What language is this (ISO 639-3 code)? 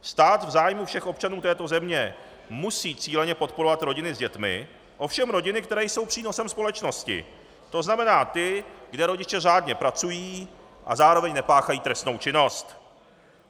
ces